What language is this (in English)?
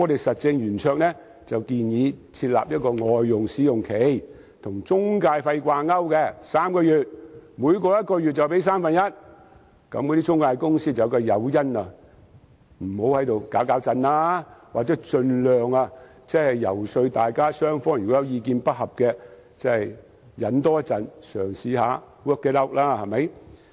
Cantonese